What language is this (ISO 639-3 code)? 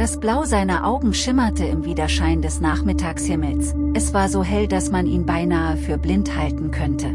deu